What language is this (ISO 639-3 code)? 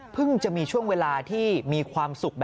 tha